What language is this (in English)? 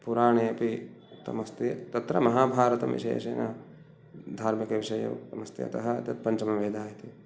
Sanskrit